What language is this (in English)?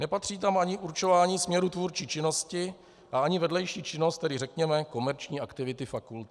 Czech